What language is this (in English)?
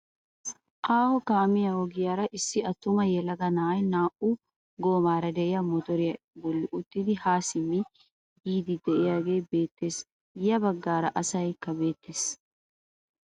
Wolaytta